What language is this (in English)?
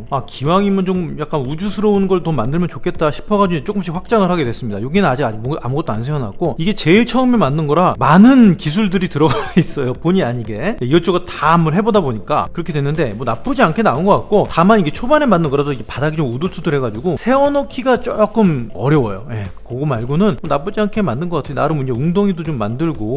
Korean